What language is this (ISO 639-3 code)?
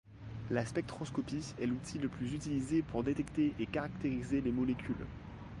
fra